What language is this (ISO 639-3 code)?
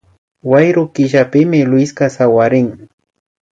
qvi